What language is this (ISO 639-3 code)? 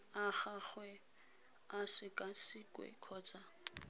tsn